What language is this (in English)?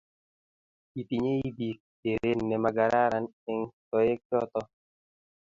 Kalenjin